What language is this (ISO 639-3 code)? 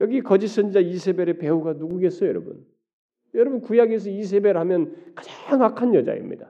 kor